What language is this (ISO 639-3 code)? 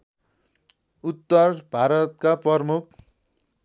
nep